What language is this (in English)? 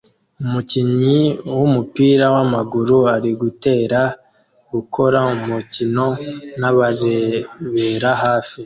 Kinyarwanda